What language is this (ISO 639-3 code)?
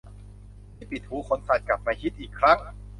tha